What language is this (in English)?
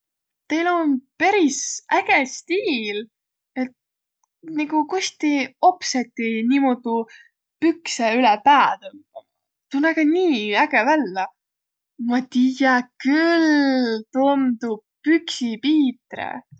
Võro